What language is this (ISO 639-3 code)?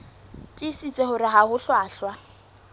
sot